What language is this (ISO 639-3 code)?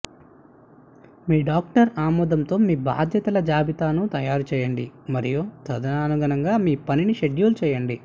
tel